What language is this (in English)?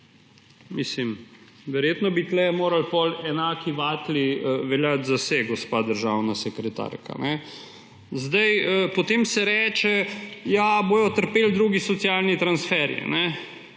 Slovenian